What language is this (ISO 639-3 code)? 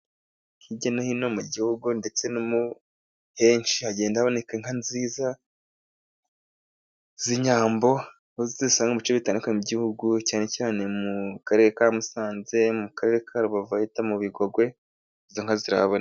kin